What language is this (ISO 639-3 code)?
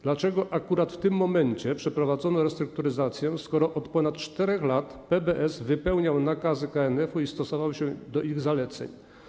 pol